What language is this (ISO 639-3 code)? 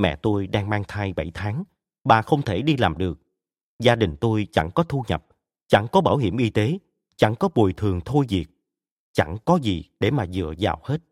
vie